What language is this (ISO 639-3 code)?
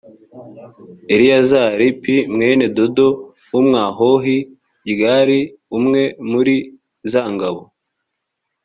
kin